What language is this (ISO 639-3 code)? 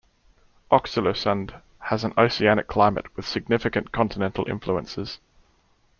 eng